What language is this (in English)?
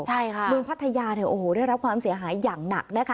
Thai